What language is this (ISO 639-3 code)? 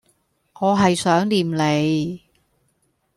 yue